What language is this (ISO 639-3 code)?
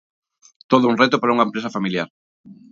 glg